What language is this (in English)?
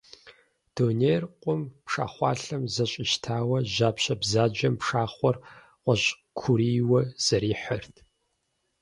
Kabardian